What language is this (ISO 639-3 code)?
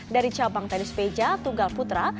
ind